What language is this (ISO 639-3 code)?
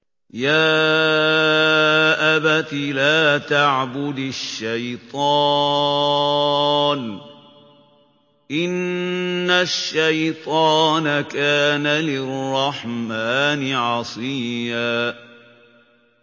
ara